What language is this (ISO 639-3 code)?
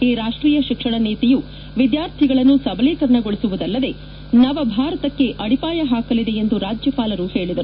kan